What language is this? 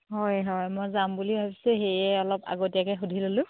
Assamese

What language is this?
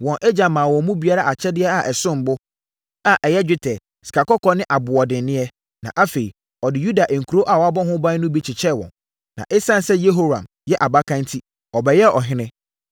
Akan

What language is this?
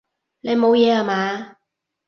Cantonese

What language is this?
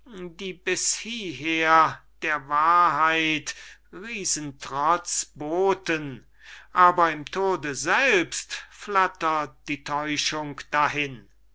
German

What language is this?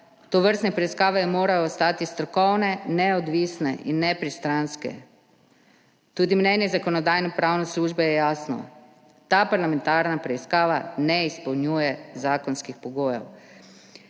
Slovenian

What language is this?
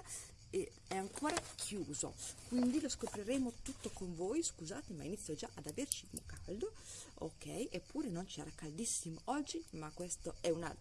Italian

